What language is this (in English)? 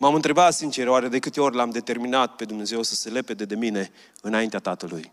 Romanian